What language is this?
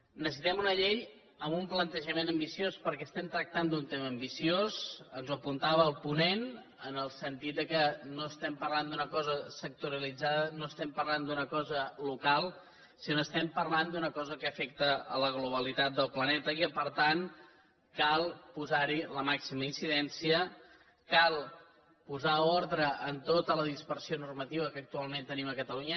Catalan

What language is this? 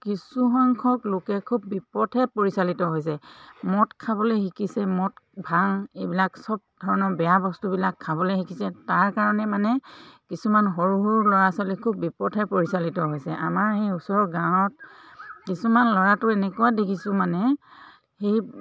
Assamese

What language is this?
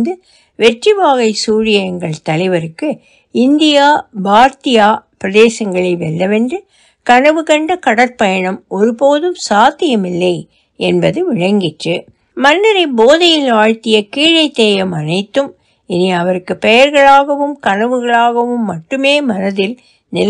Turkish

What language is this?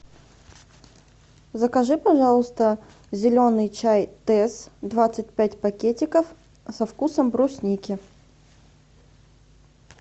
Russian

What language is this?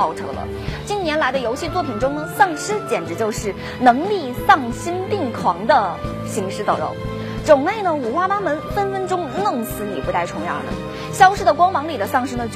Chinese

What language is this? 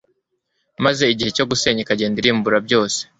Kinyarwanda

